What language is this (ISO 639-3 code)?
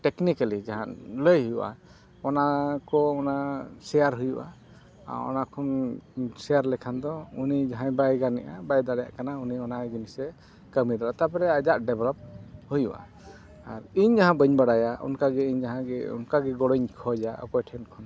sat